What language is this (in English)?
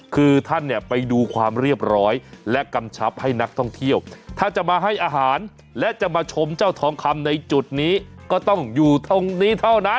Thai